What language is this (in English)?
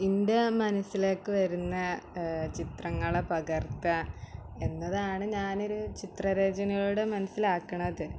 Malayalam